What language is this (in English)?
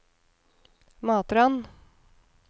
Norwegian